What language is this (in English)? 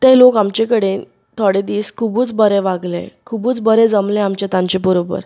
Konkani